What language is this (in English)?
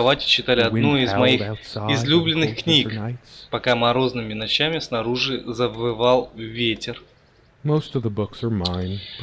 Russian